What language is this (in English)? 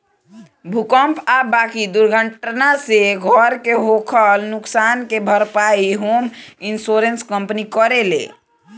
Bhojpuri